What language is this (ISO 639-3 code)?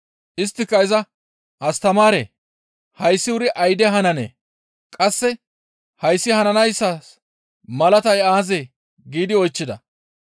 gmv